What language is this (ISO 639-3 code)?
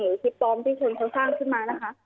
tha